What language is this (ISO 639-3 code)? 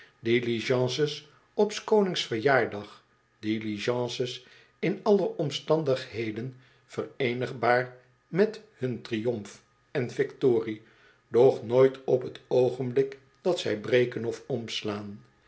nld